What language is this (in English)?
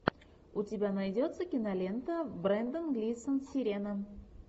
Russian